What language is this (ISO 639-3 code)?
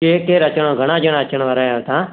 snd